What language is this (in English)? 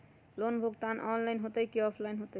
Magahi